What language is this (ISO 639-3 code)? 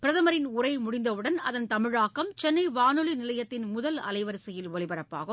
tam